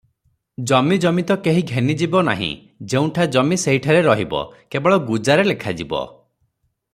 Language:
Odia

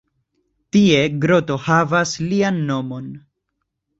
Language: Esperanto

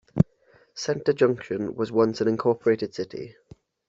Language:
English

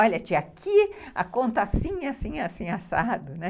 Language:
Portuguese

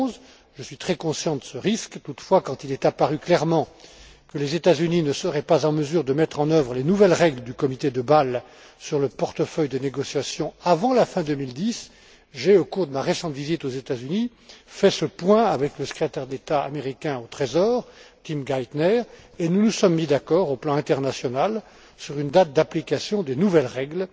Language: French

